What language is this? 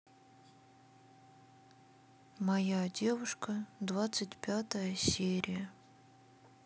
Russian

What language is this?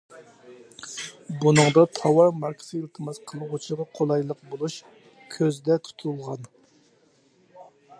Uyghur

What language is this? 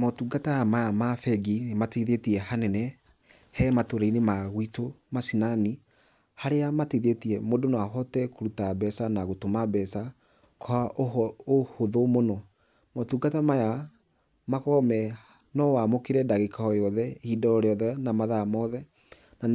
Kikuyu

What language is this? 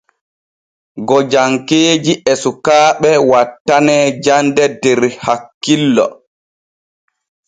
Borgu Fulfulde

